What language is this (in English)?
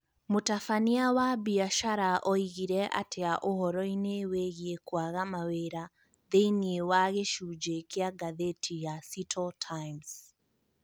Kikuyu